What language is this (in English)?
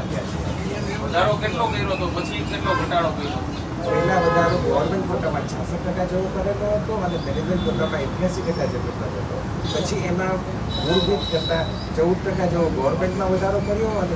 Gujarati